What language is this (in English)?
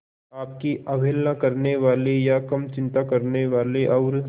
Hindi